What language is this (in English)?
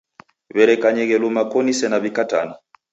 Taita